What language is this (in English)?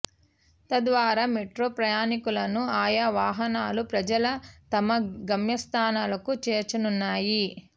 Telugu